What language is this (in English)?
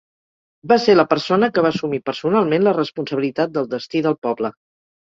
Catalan